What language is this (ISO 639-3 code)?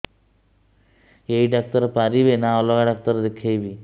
ori